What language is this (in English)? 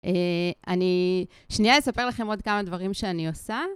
Hebrew